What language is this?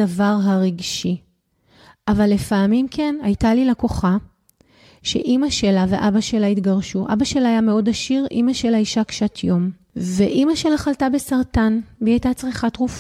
Hebrew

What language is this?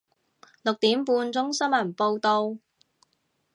Cantonese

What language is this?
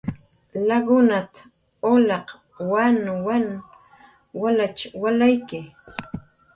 Jaqaru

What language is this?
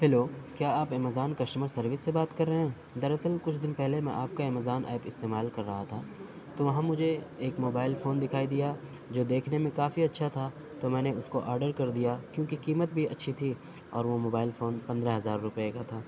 Urdu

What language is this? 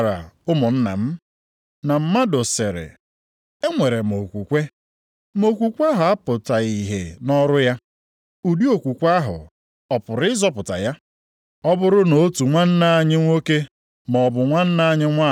Igbo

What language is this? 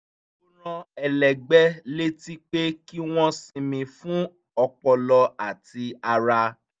Yoruba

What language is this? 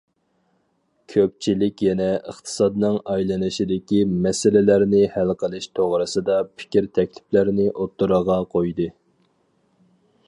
Uyghur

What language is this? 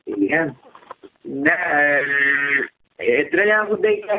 Malayalam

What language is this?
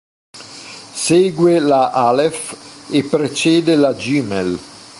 Italian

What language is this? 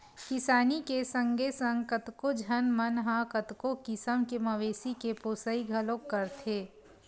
Chhattisgarhi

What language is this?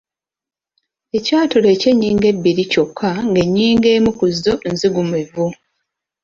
Ganda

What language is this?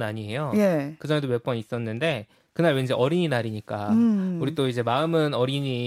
Korean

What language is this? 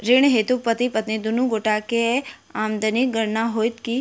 Maithili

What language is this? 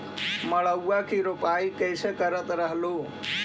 Magahi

